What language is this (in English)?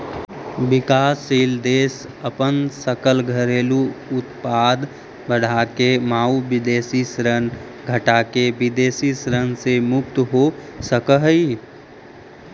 Magahi